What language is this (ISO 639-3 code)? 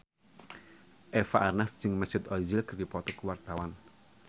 sun